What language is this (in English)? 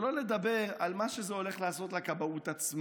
Hebrew